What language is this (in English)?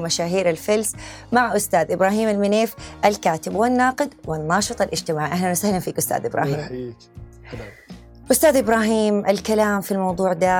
Arabic